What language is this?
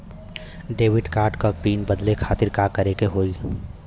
Bhojpuri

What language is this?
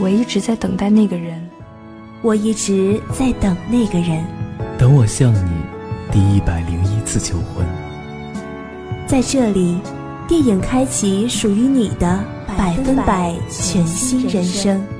Chinese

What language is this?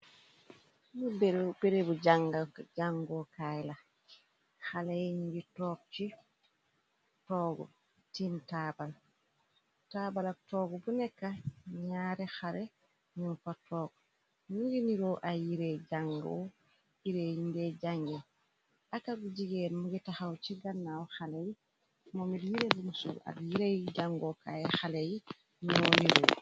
Wolof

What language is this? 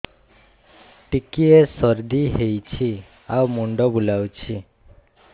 Odia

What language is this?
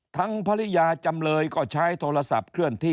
Thai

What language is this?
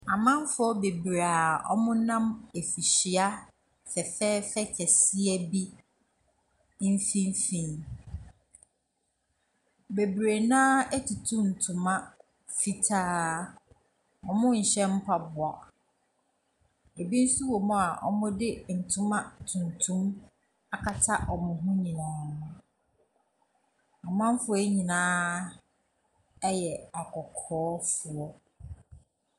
Akan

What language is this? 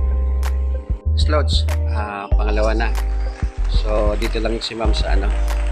Filipino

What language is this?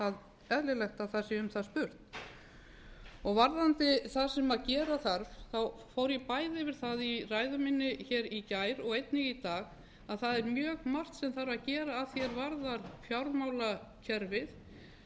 Icelandic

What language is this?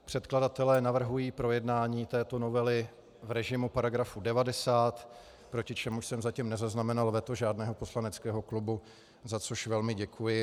Czech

